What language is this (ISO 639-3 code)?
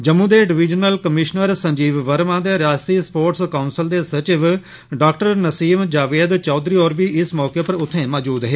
doi